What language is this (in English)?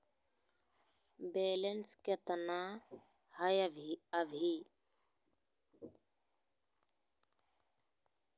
Magahi